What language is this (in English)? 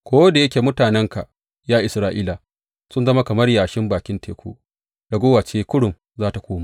Hausa